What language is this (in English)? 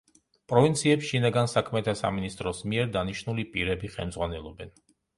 Georgian